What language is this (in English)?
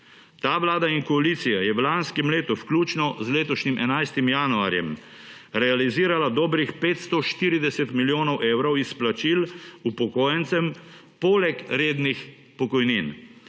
Slovenian